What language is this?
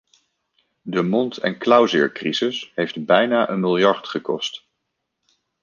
Dutch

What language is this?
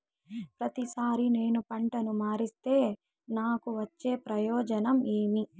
Telugu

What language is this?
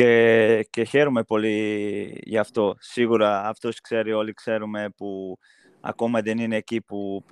Greek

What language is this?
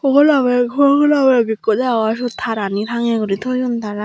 Chakma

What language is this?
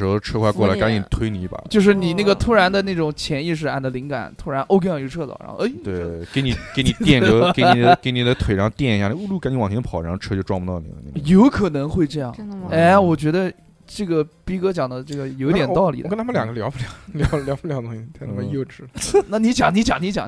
Chinese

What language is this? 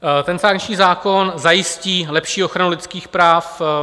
Czech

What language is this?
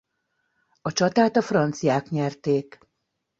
Hungarian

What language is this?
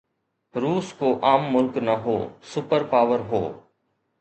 Sindhi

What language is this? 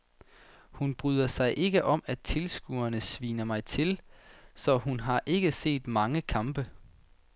Danish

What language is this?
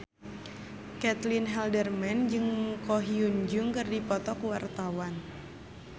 Sundanese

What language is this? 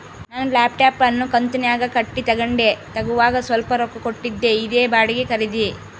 Kannada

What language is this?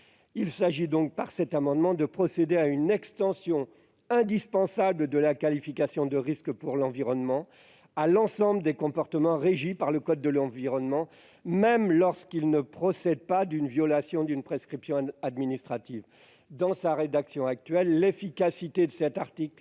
French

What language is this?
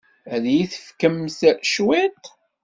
Kabyle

